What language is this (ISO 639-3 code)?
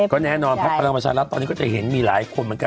tha